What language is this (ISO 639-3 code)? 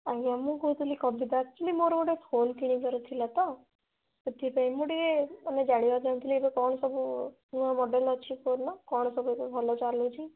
ori